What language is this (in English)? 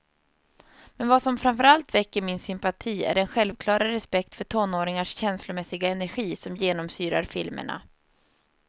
Swedish